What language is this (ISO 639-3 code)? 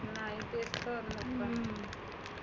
mar